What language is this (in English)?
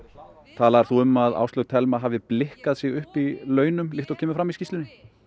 Icelandic